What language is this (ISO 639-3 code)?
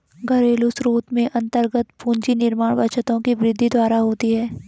hin